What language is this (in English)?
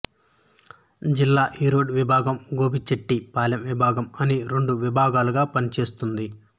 Telugu